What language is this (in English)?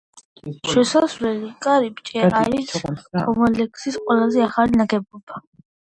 Georgian